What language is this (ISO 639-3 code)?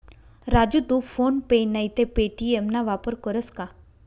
mar